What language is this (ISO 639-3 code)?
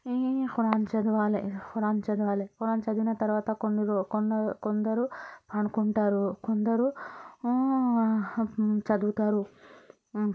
tel